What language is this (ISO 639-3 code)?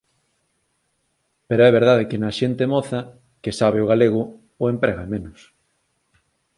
glg